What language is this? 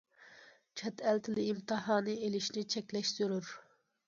Uyghur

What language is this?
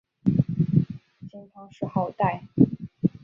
Chinese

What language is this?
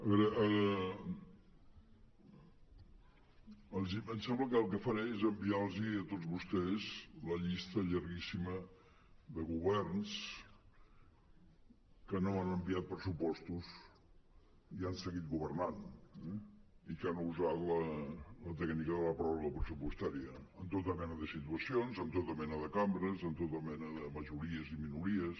Catalan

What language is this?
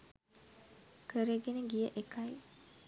Sinhala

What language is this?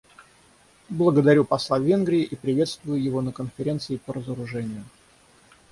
Russian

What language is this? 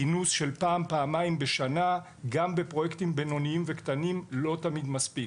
Hebrew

